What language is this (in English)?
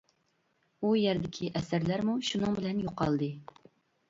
Uyghur